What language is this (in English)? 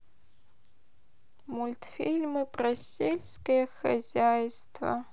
Russian